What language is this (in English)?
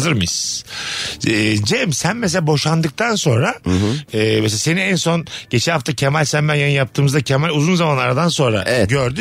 Turkish